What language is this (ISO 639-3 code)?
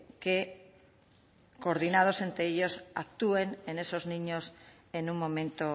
spa